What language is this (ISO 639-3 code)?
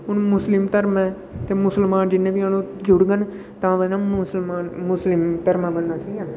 doi